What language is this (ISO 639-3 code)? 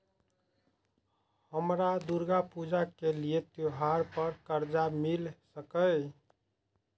mai